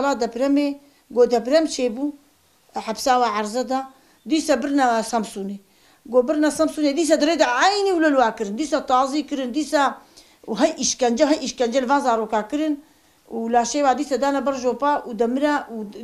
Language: Arabic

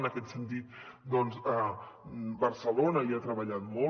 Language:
Catalan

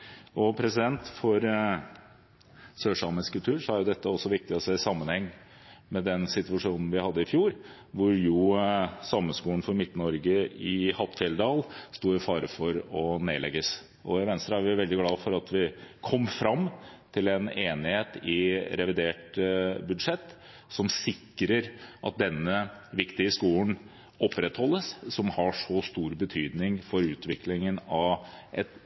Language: Norwegian Bokmål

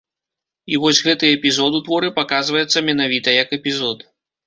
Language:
Belarusian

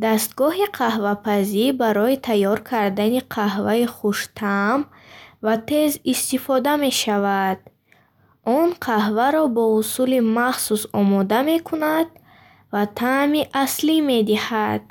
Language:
Bukharic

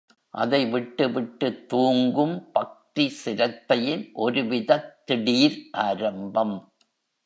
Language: Tamil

